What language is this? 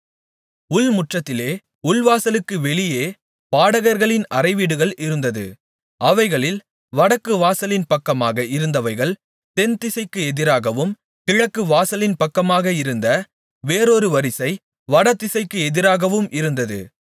Tamil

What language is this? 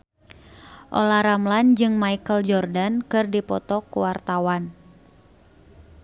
Sundanese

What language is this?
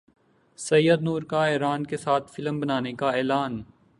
Urdu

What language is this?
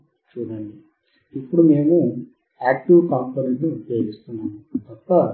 Telugu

